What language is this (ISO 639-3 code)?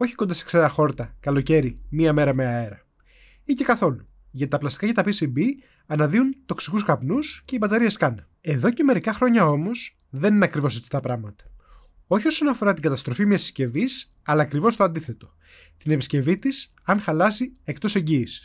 ell